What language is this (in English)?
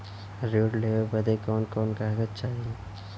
Bhojpuri